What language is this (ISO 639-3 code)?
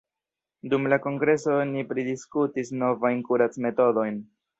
epo